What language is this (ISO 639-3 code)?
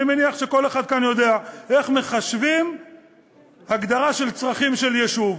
heb